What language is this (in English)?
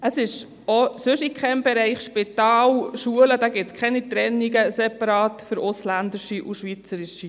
Swiss German